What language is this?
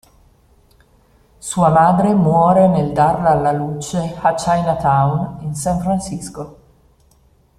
Italian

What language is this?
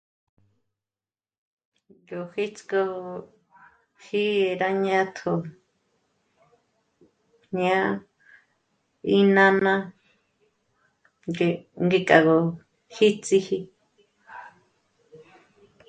Michoacán Mazahua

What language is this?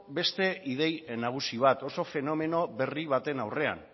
Basque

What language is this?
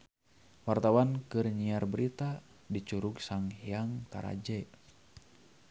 Sundanese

